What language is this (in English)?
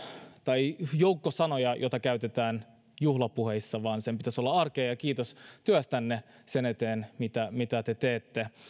Finnish